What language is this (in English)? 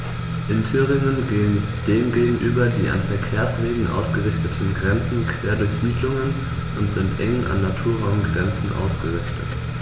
German